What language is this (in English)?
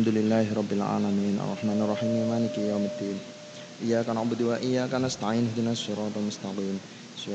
Indonesian